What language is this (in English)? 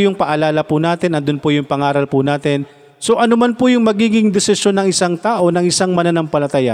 Filipino